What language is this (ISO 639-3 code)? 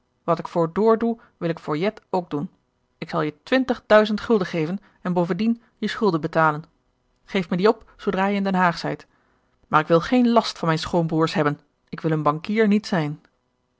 nld